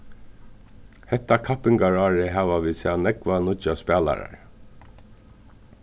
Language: Faroese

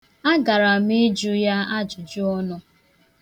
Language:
Igbo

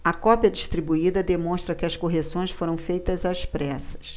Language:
Portuguese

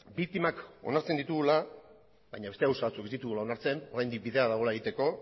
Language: Basque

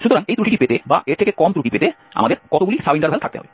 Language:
Bangla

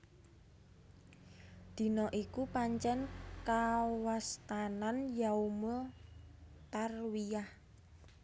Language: Javanese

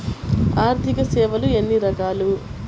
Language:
Telugu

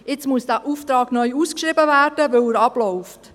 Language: Swiss German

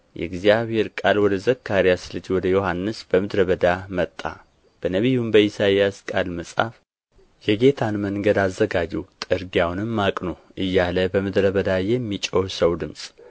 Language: Amharic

